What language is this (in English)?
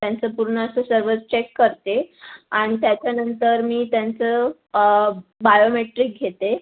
Marathi